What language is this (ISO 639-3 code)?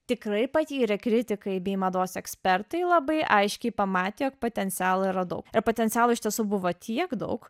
lit